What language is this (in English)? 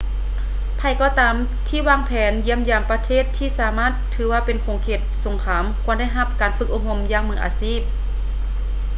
Lao